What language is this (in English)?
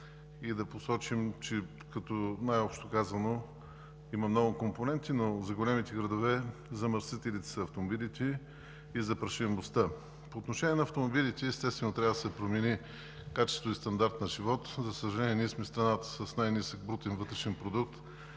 Bulgarian